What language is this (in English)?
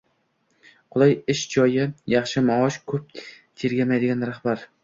Uzbek